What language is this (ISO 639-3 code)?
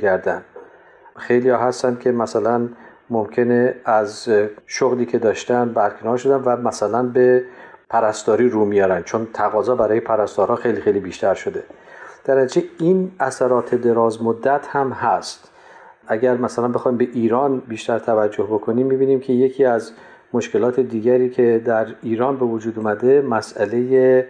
fas